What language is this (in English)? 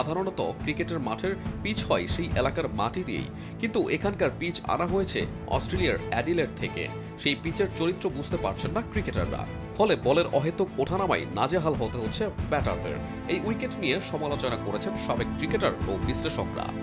Bangla